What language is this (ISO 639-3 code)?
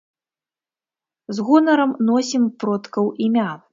bel